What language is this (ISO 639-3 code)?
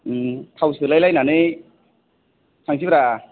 brx